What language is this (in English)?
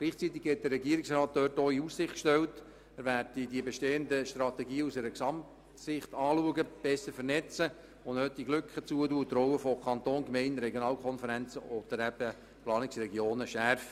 Swiss German